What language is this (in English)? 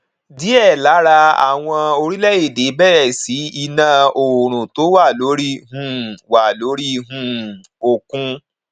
Yoruba